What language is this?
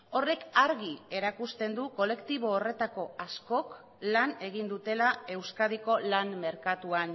Basque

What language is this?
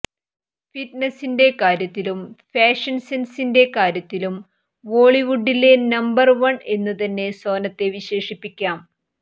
Malayalam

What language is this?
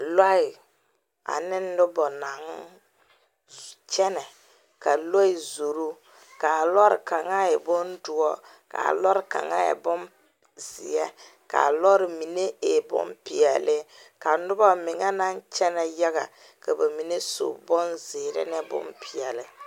Southern Dagaare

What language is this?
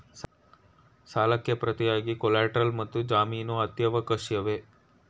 Kannada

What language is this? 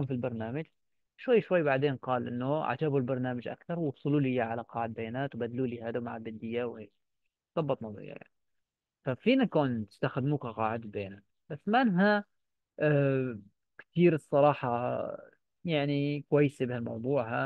Arabic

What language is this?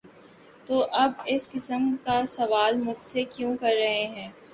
Urdu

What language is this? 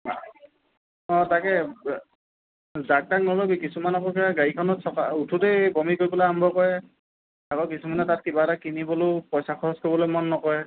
Assamese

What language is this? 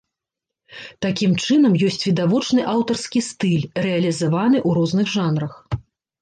Belarusian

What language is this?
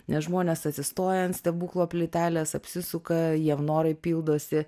Lithuanian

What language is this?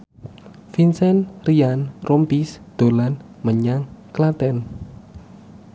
Javanese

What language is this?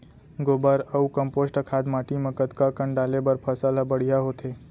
Chhattisgarhi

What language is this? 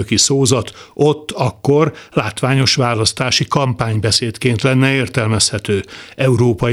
Hungarian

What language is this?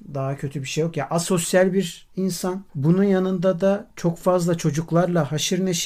Turkish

